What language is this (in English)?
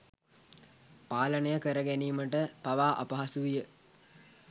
Sinhala